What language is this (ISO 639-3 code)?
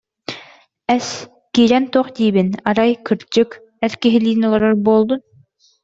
sah